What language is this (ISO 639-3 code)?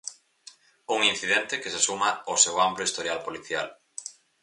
glg